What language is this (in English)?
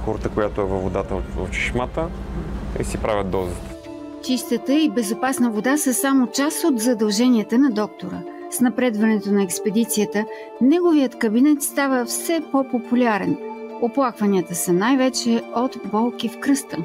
Bulgarian